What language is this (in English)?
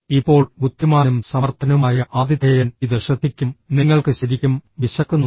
Malayalam